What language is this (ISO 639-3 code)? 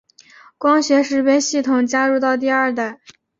zho